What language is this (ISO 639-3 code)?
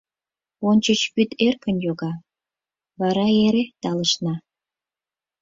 chm